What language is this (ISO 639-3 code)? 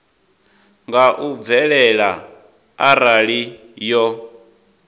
ven